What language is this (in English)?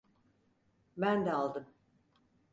Turkish